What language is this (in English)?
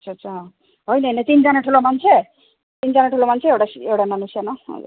Nepali